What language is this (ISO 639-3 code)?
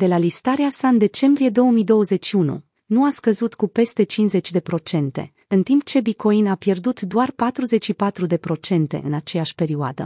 ron